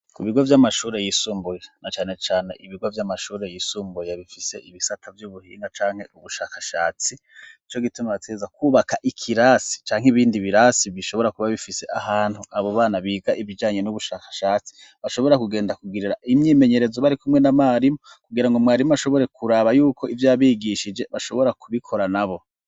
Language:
Rundi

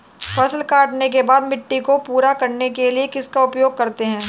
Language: Hindi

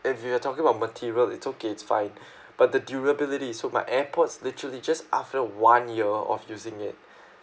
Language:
English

